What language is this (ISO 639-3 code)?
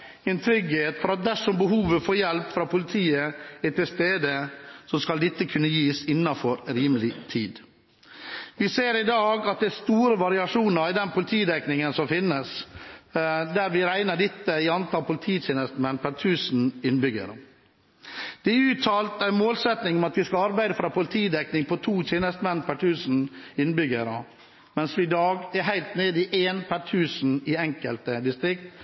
nob